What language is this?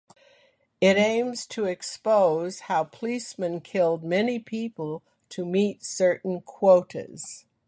English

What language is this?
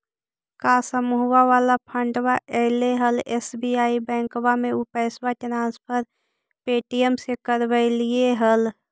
Magahi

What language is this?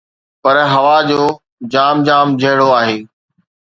Sindhi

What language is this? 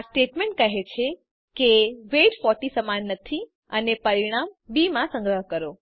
Gujarati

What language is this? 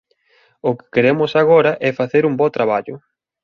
Galician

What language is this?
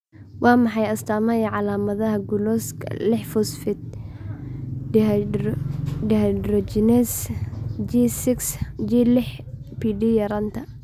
Somali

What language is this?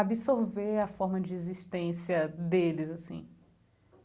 Portuguese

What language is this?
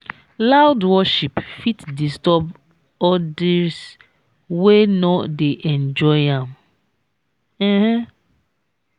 Nigerian Pidgin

